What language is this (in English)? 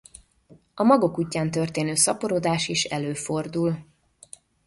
Hungarian